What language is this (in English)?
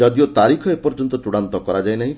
Odia